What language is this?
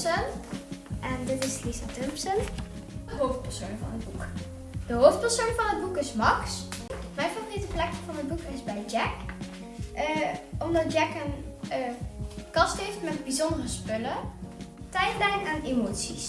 Dutch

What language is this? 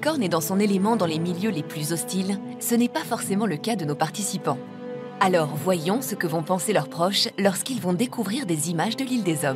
French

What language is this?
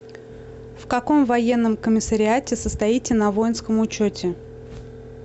Russian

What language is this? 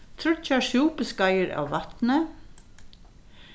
Faroese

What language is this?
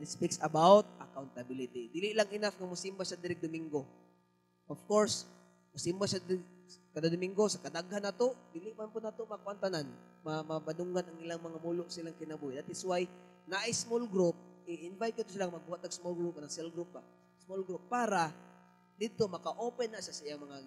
Filipino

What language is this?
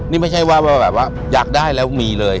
Thai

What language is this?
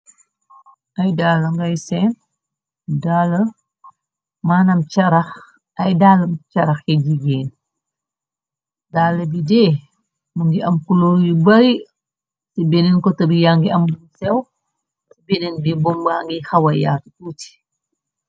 Wolof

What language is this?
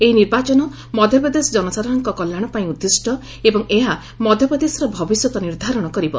Odia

